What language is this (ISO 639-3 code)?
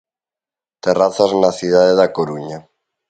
glg